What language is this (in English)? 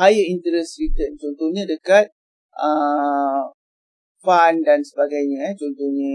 Malay